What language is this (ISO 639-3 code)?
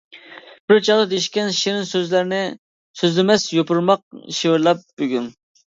uig